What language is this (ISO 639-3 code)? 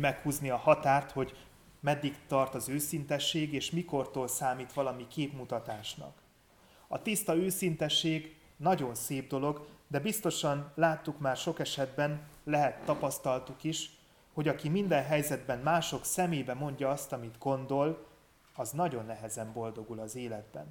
hun